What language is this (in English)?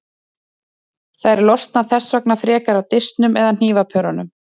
Icelandic